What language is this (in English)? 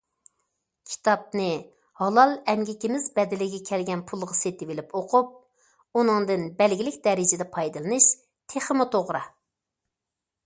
Uyghur